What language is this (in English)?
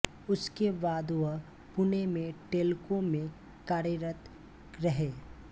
Hindi